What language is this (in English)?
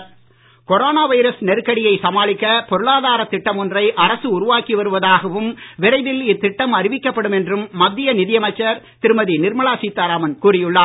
Tamil